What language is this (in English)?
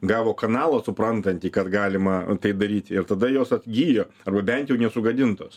Lithuanian